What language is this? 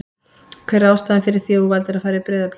Icelandic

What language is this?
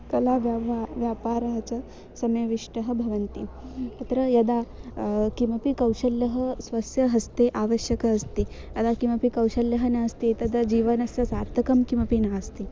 Sanskrit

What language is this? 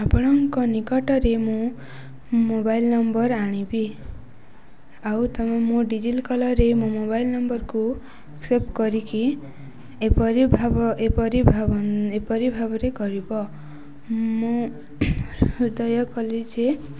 Odia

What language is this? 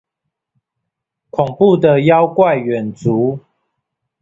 Chinese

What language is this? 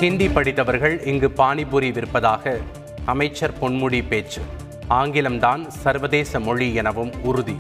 Tamil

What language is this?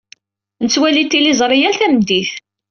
Kabyle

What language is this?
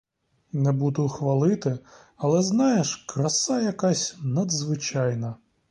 Ukrainian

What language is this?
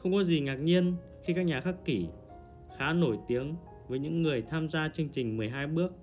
Vietnamese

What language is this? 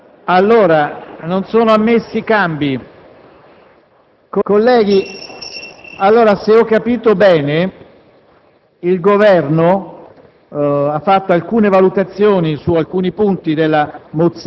Italian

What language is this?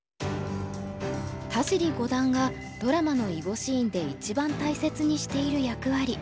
Japanese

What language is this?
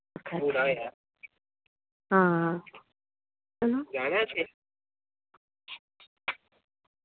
Dogri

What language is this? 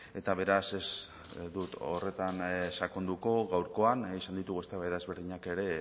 Basque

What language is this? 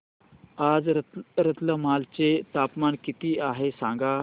Marathi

